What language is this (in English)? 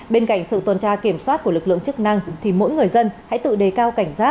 Vietnamese